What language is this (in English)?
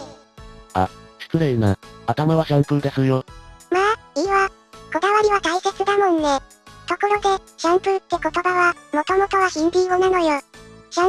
Japanese